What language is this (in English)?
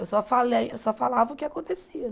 Portuguese